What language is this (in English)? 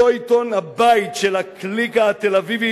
Hebrew